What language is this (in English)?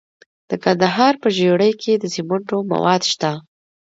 Pashto